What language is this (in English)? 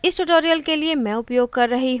Hindi